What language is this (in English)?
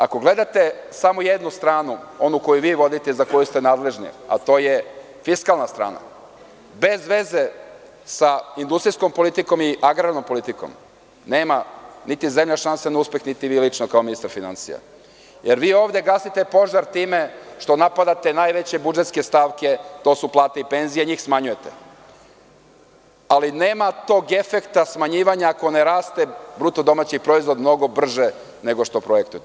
Serbian